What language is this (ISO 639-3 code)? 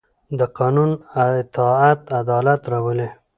pus